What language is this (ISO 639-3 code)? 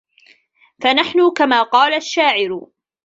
ara